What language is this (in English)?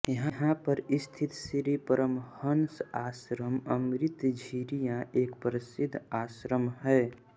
Hindi